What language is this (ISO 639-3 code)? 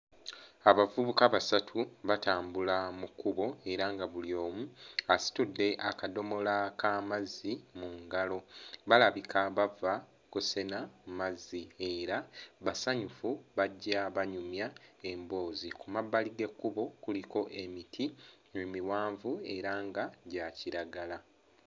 lug